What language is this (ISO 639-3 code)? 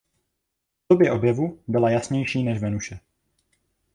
ces